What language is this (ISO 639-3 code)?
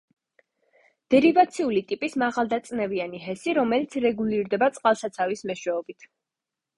kat